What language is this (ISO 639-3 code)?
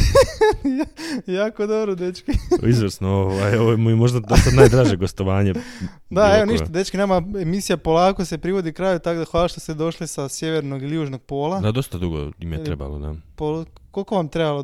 hrv